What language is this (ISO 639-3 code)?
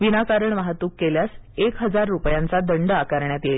mar